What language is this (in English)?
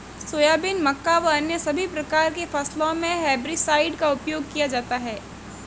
Hindi